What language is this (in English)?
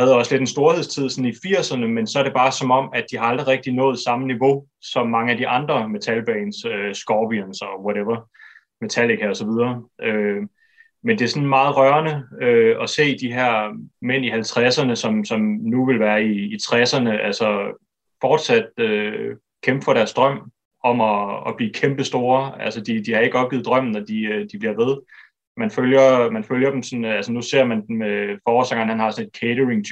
Danish